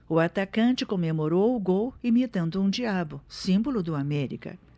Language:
Portuguese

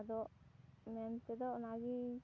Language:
Santali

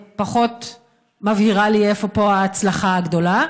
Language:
Hebrew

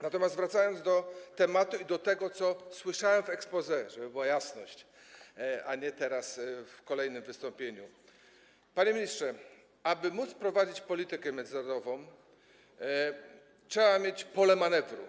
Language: Polish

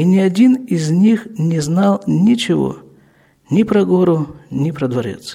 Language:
Russian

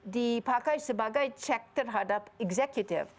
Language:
Indonesian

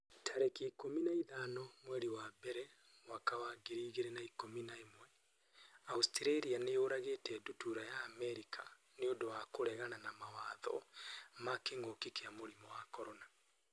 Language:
Kikuyu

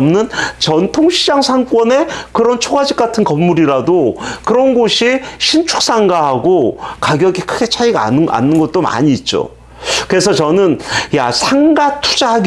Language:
Korean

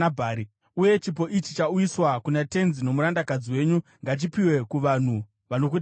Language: Shona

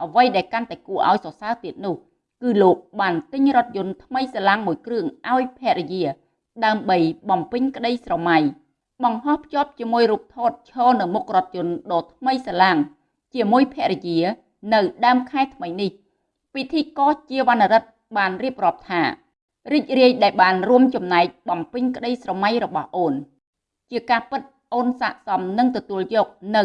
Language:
Vietnamese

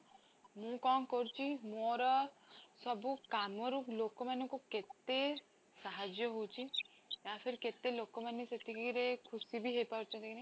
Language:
Odia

